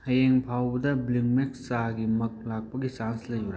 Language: Manipuri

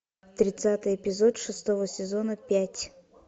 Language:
Russian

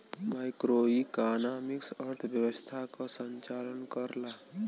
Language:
Bhojpuri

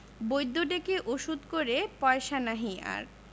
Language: Bangla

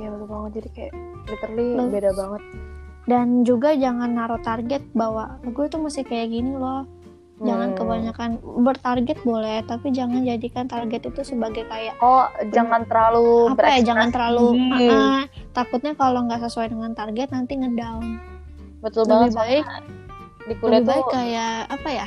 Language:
Indonesian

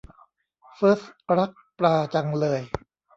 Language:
Thai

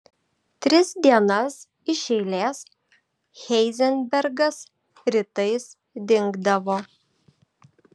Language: Lithuanian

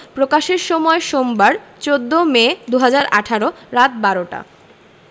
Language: Bangla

